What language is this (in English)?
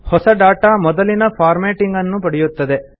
Kannada